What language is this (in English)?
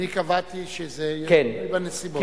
Hebrew